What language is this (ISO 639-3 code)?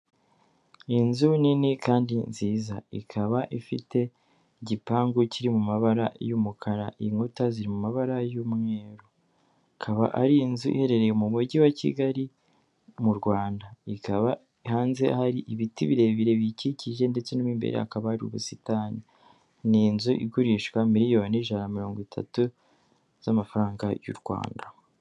kin